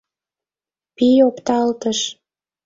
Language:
Mari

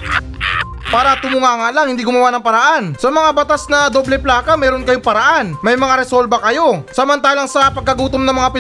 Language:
Filipino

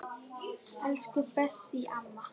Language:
Icelandic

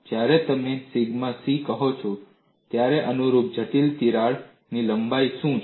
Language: Gujarati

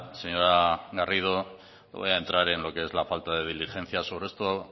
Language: Spanish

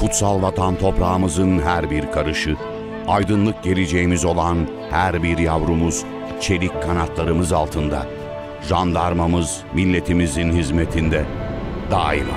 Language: Turkish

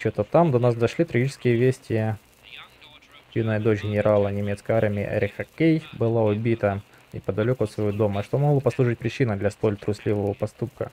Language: Russian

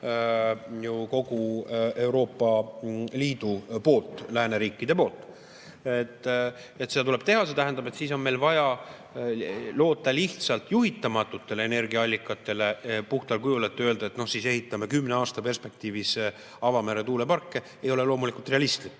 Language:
Estonian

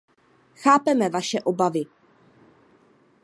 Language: Czech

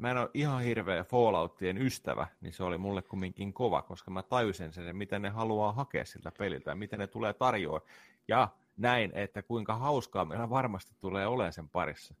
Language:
Finnish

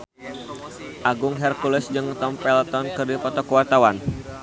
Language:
Sundanese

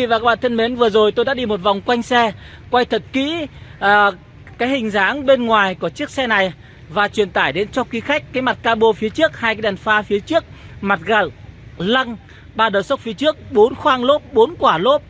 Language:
Vietnamese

